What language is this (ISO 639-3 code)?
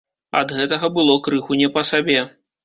bel